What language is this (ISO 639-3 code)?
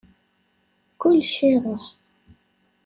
kab